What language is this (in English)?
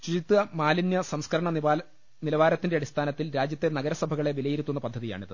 Malayalam